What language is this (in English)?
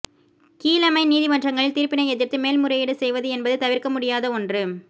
Tamil